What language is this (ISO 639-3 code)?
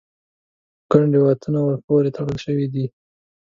pus